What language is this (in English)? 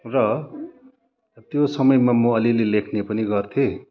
Nepali